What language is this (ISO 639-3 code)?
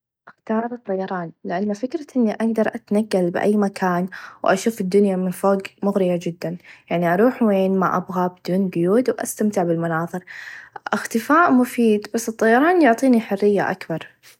ars